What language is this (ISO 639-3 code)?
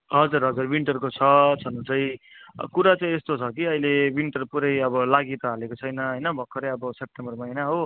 nep